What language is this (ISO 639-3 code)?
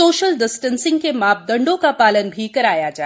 hin